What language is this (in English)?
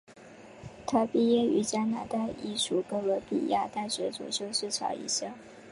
Chinese